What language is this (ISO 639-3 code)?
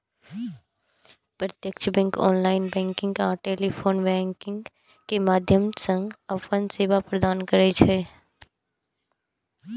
mai